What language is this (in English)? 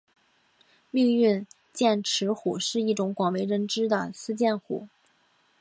Chinese